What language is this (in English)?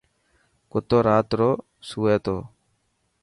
Dhatki